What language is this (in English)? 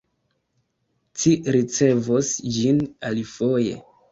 Esperanto